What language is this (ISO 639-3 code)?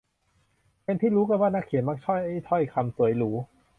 tha